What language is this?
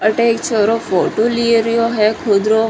Marwari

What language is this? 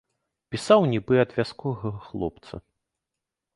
Belarusian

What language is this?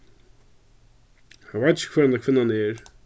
Faroese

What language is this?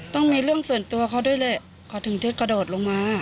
Thai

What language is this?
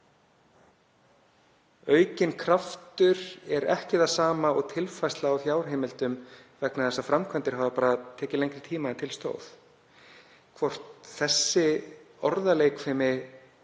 Icelandic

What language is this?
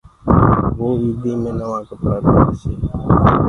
Gurgula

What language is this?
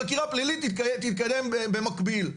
Hebrew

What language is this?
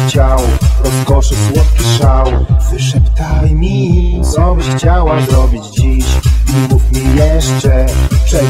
Polish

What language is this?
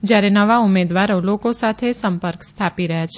Gujarati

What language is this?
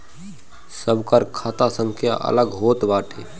Bhojpuri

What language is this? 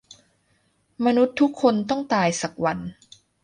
Thai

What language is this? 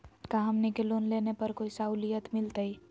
Magahi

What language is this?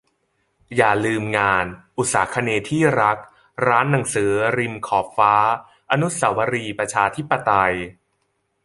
Thai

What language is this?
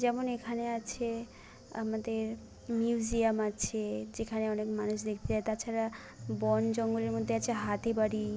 Bangla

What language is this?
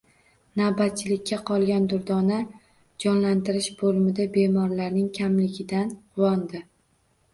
Uzbek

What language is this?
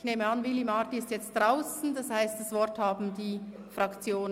Swiss German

